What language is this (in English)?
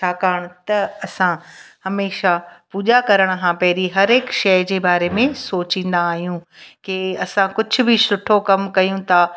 Sindhi